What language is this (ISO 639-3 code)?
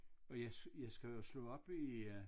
dan